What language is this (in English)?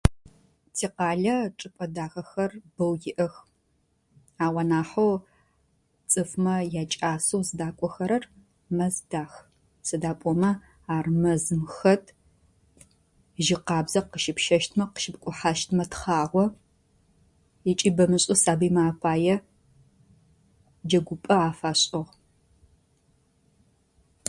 Adyghe